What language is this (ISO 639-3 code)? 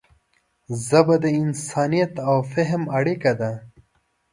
pus